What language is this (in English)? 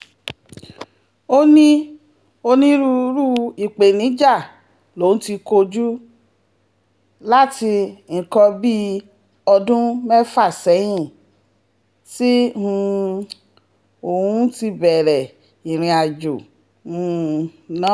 Yoruba